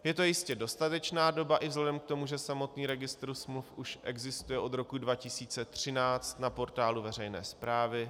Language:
Czech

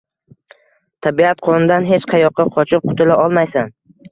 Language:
Uzbek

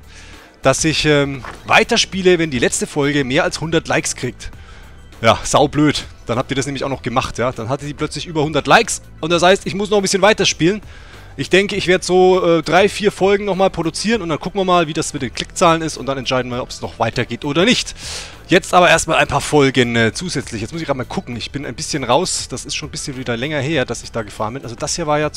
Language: German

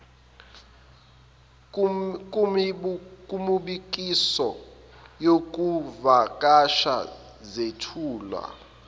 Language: Zulu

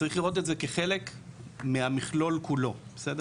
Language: Hebrew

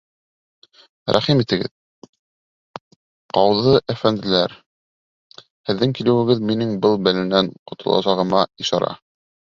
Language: Bashkir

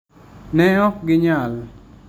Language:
Luo (Kenya and Tanzania)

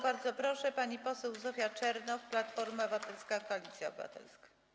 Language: Polish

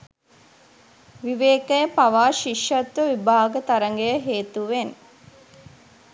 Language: Sinhala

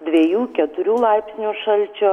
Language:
Lithuanian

